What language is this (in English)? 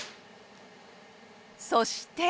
Japanese